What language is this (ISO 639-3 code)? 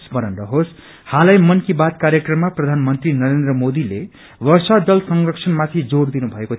nep